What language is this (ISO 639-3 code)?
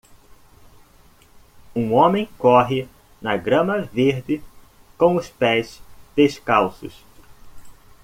por